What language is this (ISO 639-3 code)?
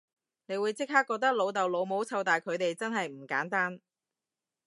yue